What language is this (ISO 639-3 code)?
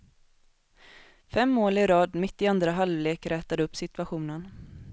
swe